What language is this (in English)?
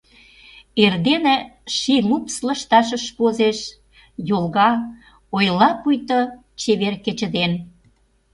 Mari